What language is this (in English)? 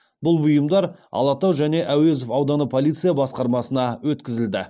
Kazakh